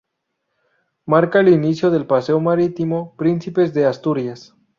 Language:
Spanish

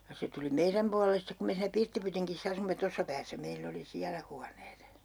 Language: Finnish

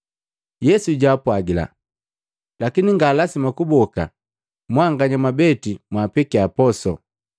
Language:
Matengo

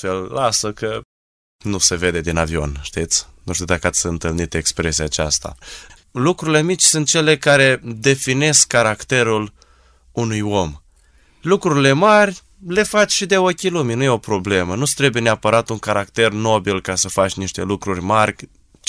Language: Romanian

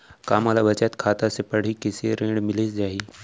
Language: Chhattisgarhi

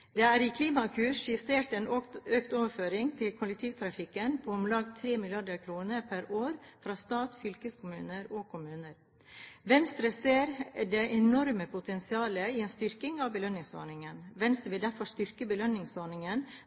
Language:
Norwegian Bokmål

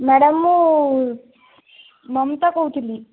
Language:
Odia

